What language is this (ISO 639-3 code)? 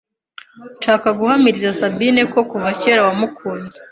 kin